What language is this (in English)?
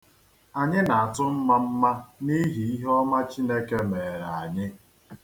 Igbo